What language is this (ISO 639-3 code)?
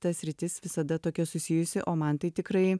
lit